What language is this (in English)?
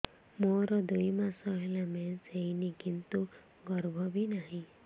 Odia